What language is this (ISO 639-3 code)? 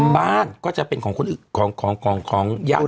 tha